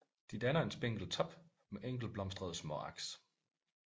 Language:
Danish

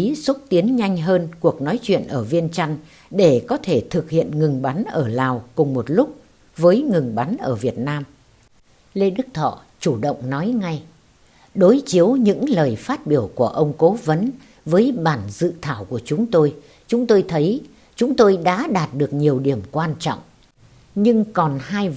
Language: Vietnamese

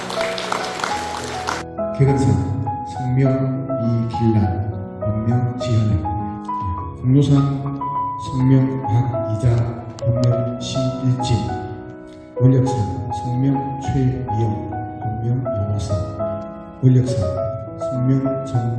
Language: Korean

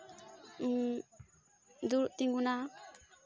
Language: Santali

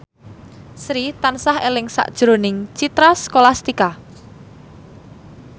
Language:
Javanese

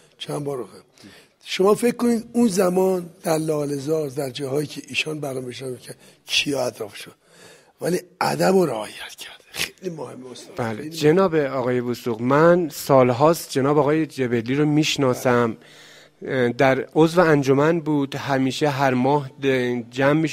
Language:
Persian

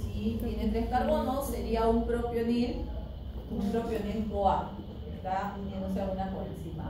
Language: Spanish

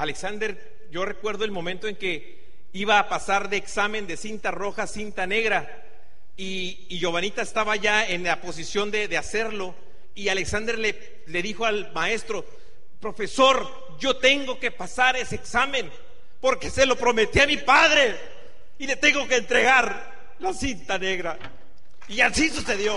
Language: Spanish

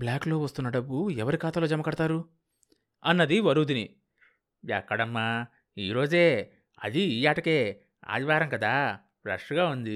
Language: Telugu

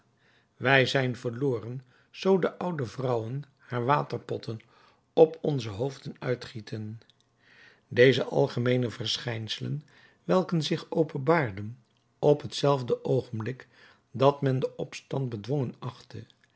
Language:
Dutch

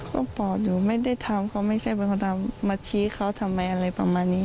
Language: Thai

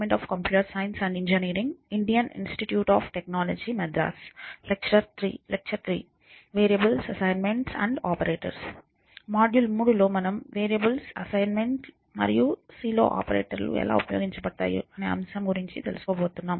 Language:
Telugu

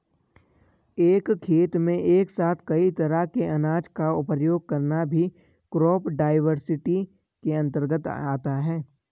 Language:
Hindi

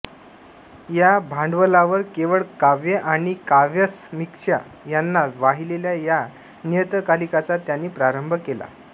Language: Marathi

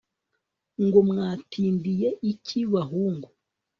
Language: Kinyarwanda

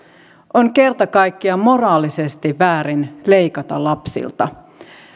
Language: Finnish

